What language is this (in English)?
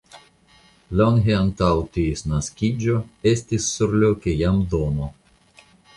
Esperanto